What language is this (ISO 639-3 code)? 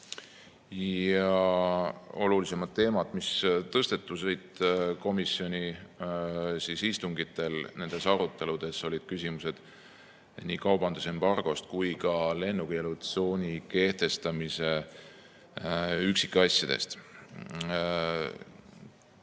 est